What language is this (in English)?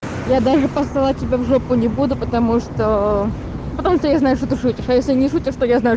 Russian